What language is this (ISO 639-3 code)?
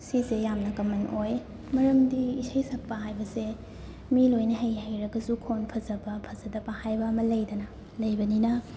mni